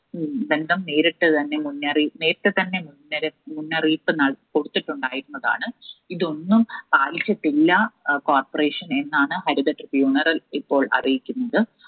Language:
Malayalam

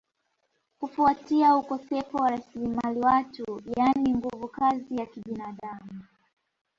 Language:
Swahili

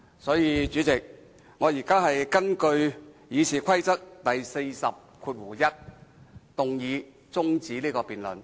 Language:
Cantonese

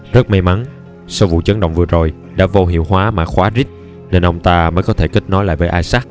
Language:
Vietnamese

